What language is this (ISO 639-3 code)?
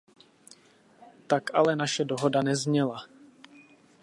ces